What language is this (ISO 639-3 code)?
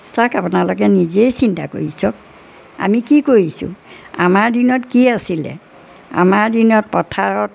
asm